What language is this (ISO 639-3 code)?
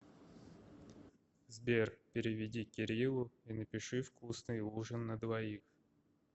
rus